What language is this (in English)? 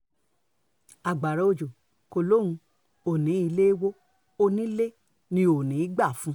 Yoruba